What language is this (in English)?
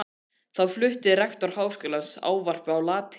Icelandic